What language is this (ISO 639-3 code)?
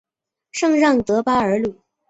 zho